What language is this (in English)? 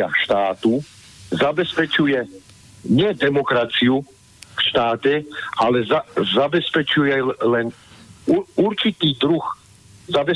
Slovak